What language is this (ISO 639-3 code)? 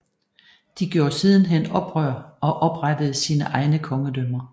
dan